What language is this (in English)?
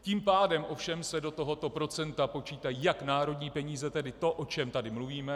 Czech